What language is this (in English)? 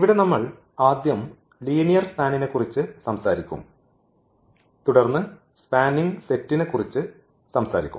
Malayalam